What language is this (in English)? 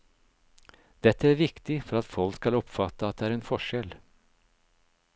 Norwegian